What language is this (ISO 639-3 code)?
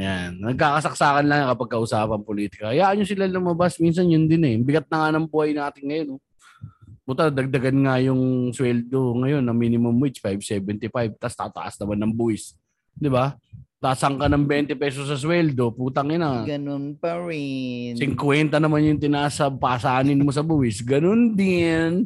fil